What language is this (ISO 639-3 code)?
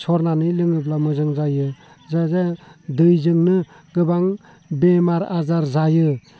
brx